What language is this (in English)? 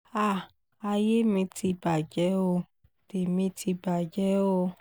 Yoruba